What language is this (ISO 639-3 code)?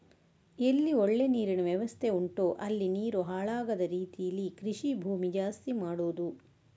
kan